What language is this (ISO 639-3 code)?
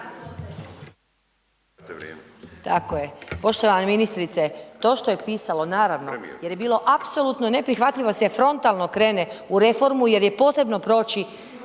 hrv